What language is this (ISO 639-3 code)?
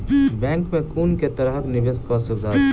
mai